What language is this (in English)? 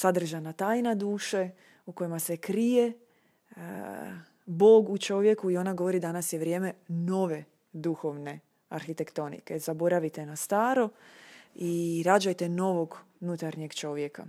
Croatian